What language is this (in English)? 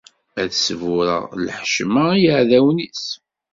Kabyle